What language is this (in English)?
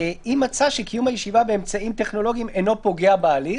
Hebrew